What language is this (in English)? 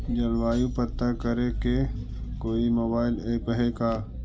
Magahi